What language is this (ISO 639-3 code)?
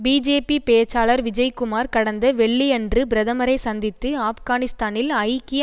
tam